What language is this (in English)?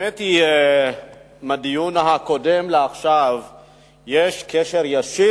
Hebrew